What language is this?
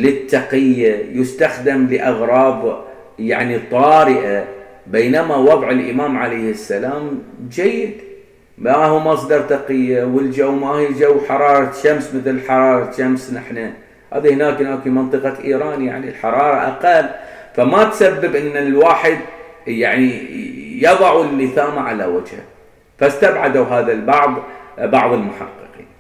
Arabic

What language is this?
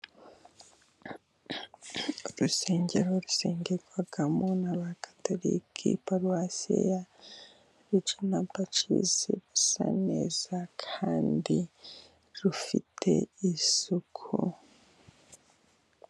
Kinyarwanda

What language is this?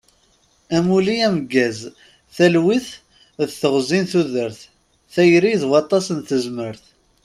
Kabyle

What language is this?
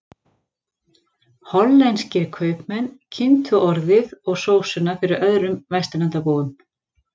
Icelandic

